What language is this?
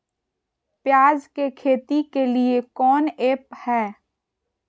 Magahi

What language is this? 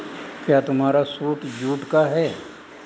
Hindi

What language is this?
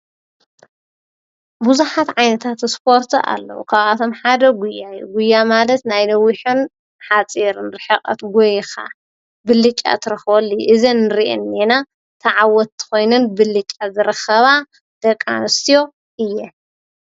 Tigrinya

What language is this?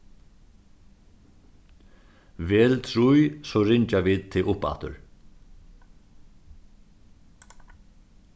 Faroese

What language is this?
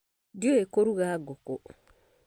Kikuyu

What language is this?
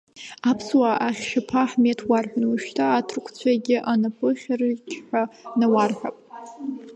Abkhazian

